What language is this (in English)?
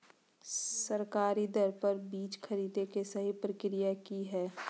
Magahi